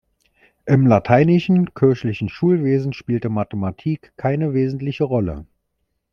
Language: German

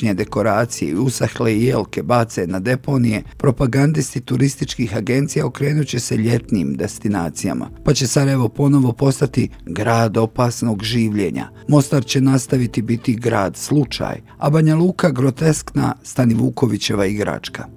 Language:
Croatian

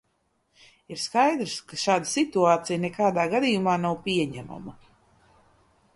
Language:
Latvian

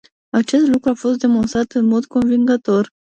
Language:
Romanian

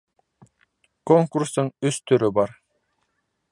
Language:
Bashkir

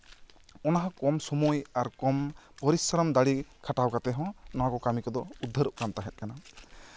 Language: Santali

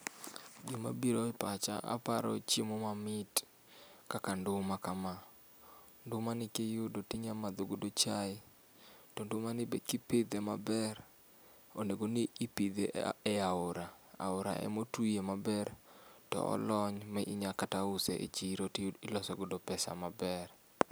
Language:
Luo (Kenya and Tanzania)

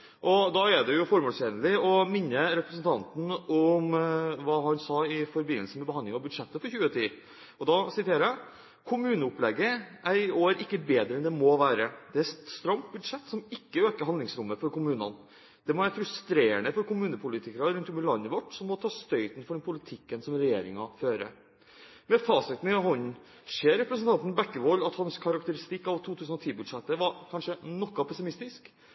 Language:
Norwegian Bokmål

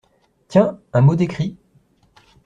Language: French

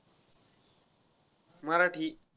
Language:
Marathi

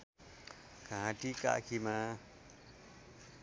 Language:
Nepali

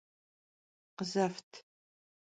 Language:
Kabardian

